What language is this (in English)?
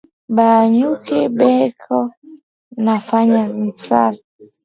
Swahili